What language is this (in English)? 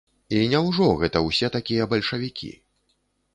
Belarusian